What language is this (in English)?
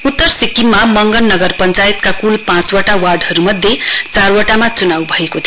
Nepali